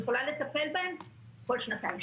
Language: Hebrew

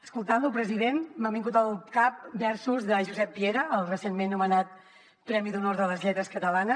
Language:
Catalan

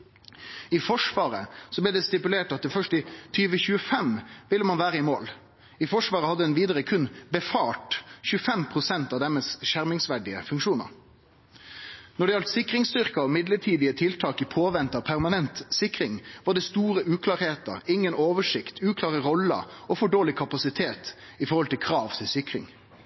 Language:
Norwegian Nynorsk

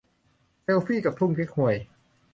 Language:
Thai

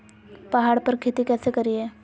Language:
Magahi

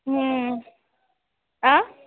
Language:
Marathi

